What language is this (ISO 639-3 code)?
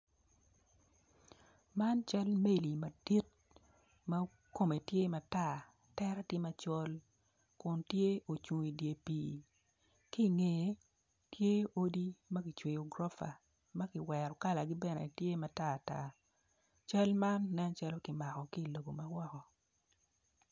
ach